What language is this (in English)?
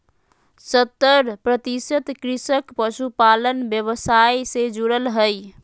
Magahi